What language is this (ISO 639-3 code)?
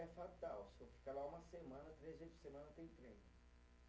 por